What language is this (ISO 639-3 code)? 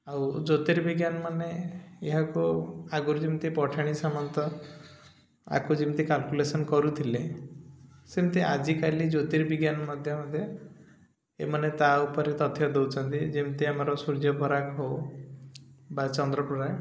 ori